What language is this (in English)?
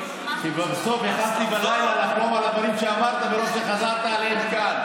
Hebrew